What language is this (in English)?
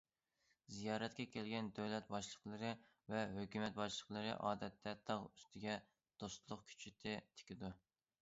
Uyghur